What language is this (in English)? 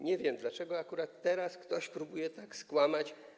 Polish